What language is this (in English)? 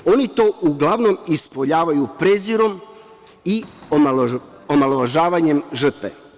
Serbian